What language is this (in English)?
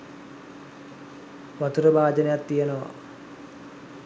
Sinhala